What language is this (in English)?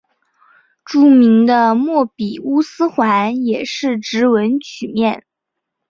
Chinese